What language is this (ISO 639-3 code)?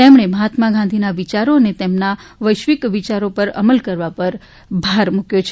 guj